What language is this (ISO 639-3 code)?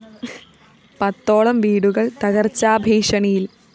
mal